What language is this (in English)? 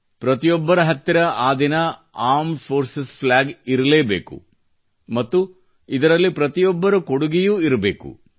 Kannada